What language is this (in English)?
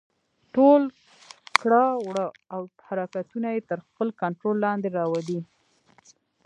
Pashto